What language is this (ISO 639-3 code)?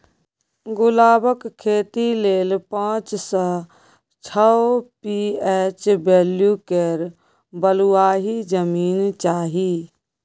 mai